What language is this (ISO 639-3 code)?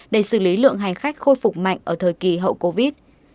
vie